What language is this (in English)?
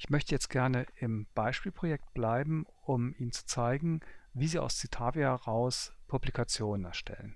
German